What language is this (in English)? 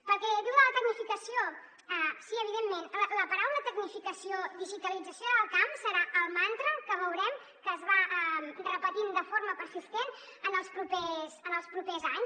Catalan